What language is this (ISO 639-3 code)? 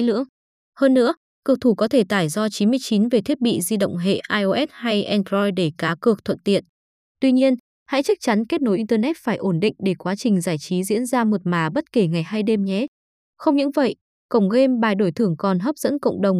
vie